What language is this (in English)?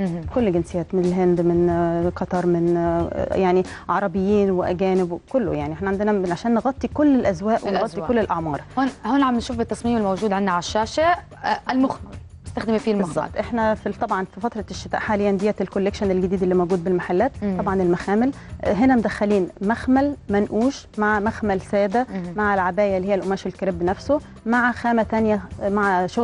Arabic